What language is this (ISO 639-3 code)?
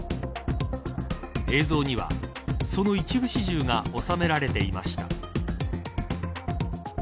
jpn